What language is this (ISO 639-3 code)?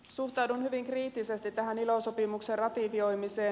fin